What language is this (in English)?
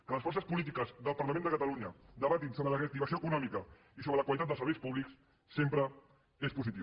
Catalan